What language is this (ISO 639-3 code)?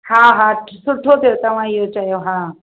snd